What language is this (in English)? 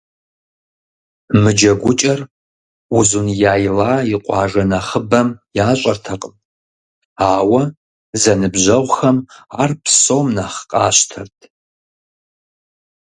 Kabardian